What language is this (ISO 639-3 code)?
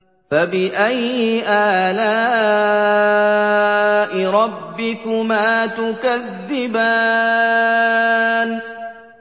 ara